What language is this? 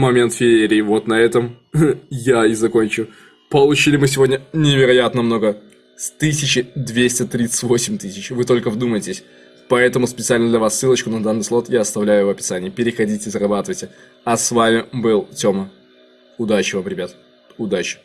Russian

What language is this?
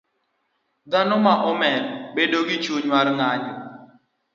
Luo (Kenya and Tanzania)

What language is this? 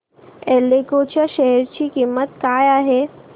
Marathi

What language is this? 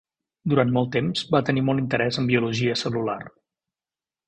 Catalan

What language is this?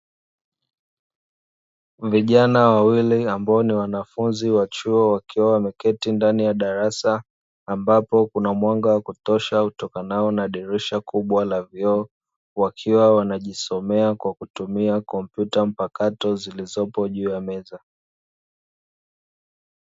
Swahili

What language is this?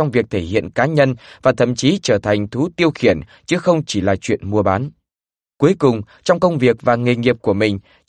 Vietnamese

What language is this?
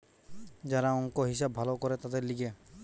Bangla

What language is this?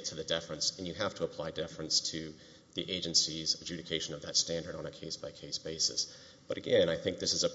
English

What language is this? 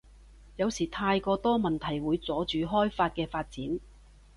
Cantonese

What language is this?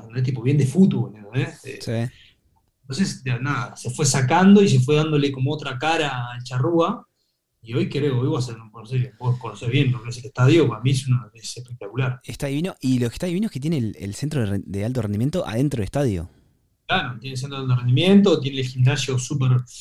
Spanish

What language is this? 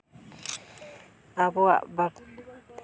Santali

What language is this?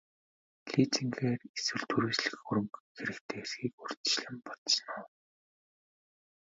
Mongolian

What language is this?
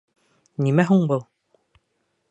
Bashkir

